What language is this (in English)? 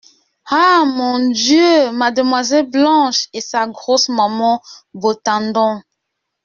French